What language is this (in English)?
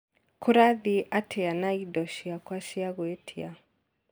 Kikuyu